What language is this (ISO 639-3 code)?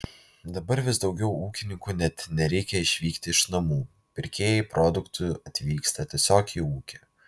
lit